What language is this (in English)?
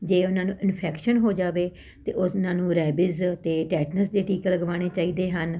Punjabi